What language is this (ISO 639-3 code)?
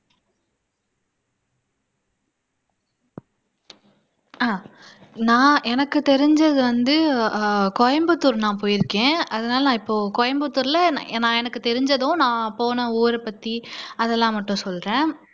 tam